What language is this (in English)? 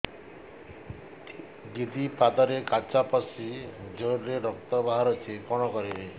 Odia